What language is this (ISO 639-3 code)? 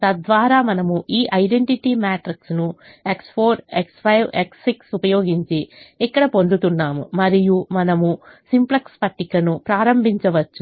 tel